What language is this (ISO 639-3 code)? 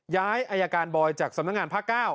tha